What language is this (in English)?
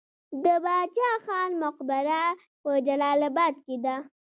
Pashto